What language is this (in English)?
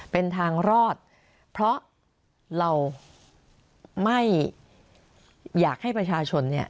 Thai